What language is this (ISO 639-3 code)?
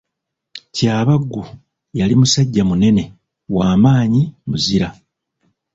lug